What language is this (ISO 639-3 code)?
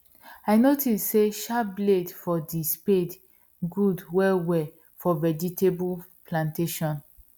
pcm